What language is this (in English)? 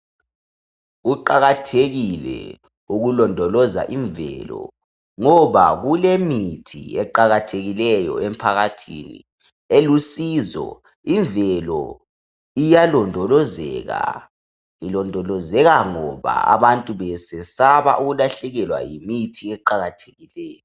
North Ndebele